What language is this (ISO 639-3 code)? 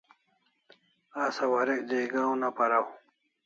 kls